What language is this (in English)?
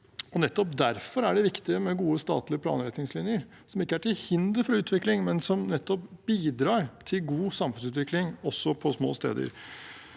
Norwegian